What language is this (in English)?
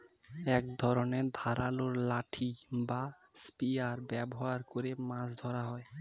Bangla